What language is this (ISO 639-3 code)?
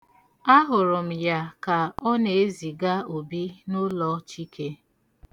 ibo